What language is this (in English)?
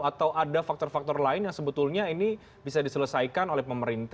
Indonesian